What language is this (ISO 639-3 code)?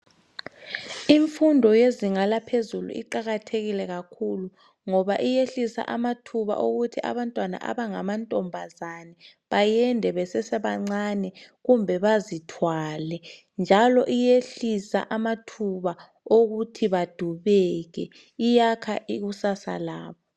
nde